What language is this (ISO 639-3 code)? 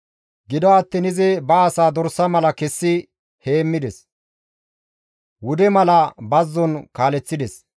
gmv